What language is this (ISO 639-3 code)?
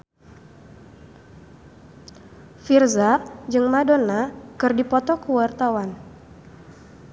sun